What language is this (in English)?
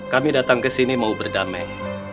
Indonesian